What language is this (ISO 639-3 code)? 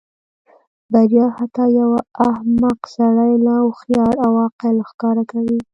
pus